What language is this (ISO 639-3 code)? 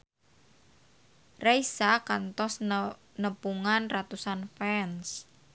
sun